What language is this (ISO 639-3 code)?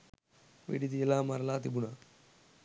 sin